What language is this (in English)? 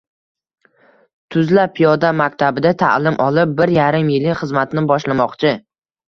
Uzbek